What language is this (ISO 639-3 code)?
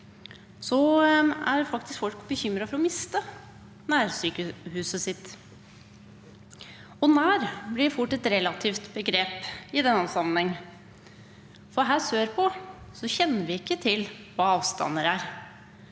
nor